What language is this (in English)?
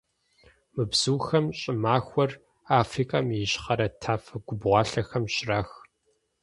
Kabardian